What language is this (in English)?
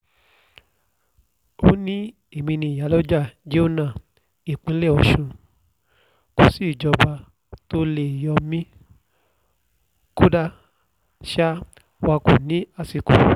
Yoruba